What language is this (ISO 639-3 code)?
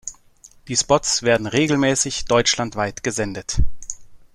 deu